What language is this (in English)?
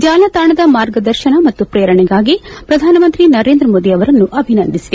Kannada